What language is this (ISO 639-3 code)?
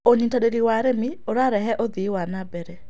kik